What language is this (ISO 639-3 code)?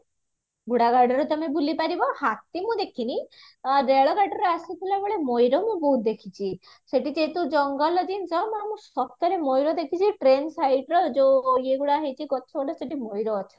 ori